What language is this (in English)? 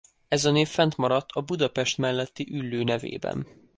Hungarian